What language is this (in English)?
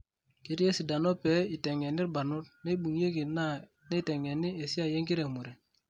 Masai